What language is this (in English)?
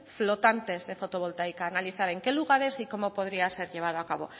Spanish